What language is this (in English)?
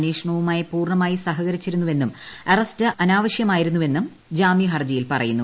Malayalam